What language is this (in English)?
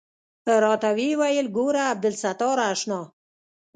Pashto